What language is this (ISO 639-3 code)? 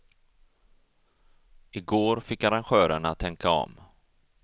swe